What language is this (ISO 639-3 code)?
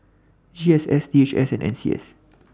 eng